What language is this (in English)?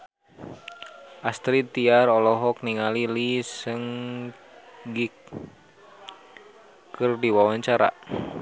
Sundanese